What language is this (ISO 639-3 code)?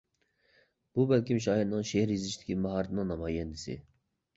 uig